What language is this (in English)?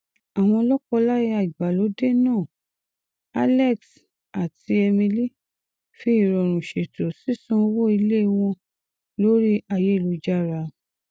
Yoruba